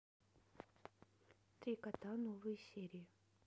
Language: Russian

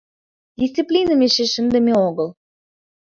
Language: Mari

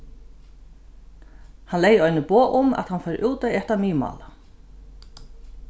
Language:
Faroese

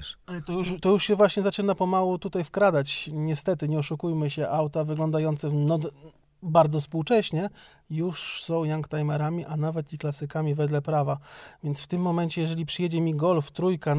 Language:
Polish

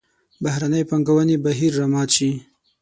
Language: Pashto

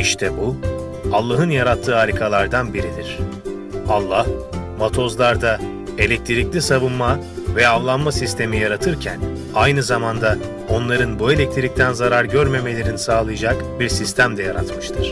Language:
Turkish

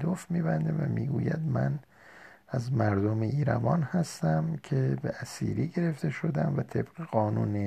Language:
Persian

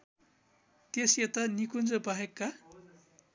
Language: Nepali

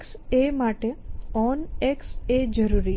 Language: Gujarati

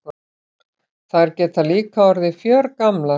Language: Icelandic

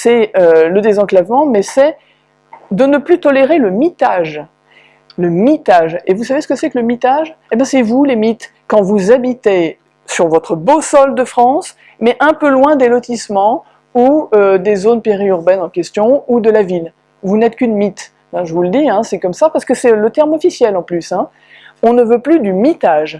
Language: French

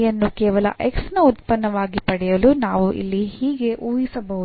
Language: Kannada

